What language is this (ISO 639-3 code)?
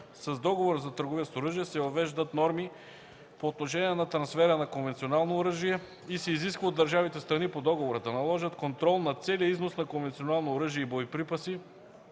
bul